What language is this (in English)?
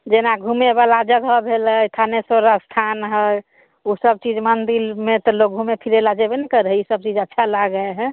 Maithili